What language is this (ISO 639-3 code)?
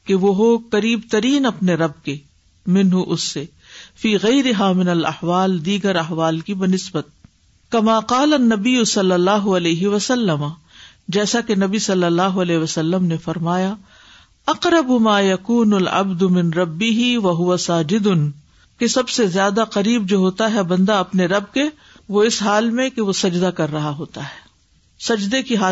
urd